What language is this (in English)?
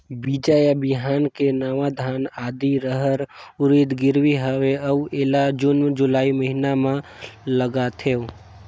Chhattisgarhi